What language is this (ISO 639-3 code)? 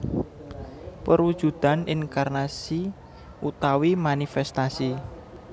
jav